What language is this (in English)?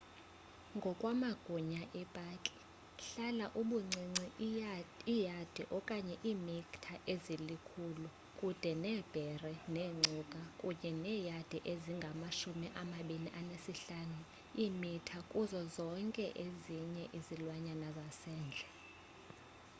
Xhosa